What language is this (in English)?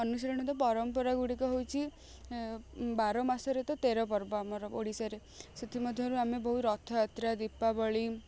Odia